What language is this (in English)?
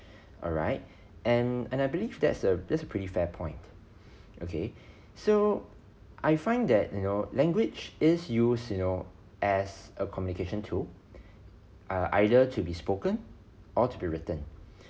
English